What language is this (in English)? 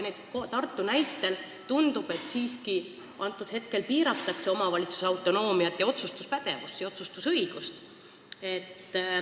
Estonian